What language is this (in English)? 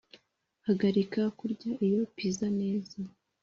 Kinyarwanda